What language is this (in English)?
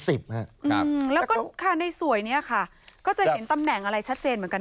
Thai